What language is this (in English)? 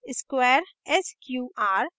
Hindi